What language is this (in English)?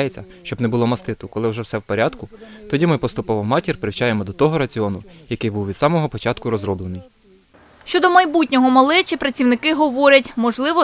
Ukrainian